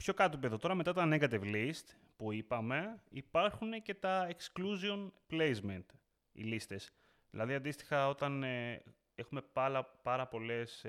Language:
Greek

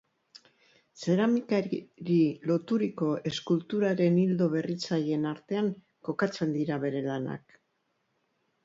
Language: Basque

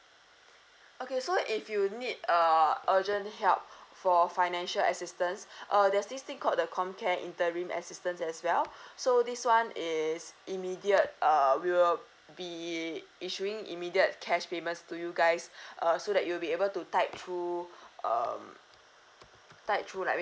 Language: English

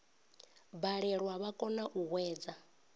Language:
Venda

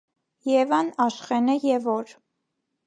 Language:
Armenian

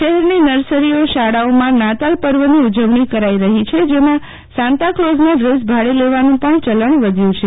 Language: Gujarati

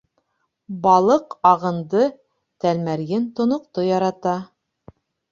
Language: Bashkir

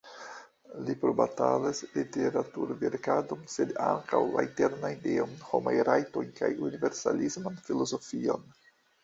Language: Esperanto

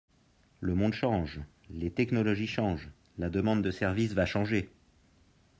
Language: French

